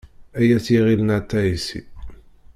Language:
Kabyle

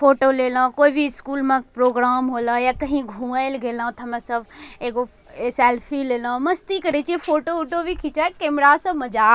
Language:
Angika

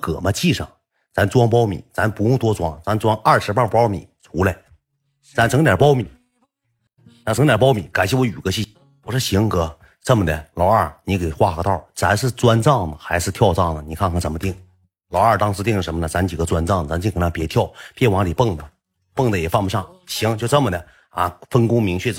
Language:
Chinese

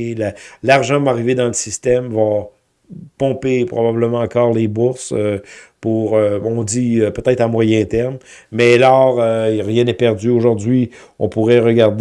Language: French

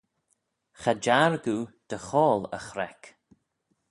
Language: Manx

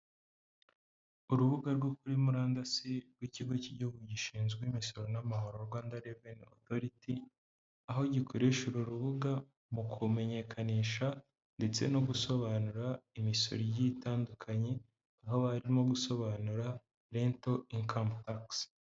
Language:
Kinyarwanda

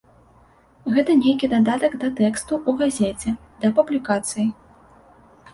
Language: Belarusian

